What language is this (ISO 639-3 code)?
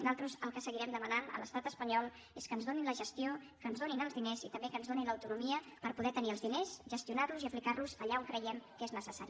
cat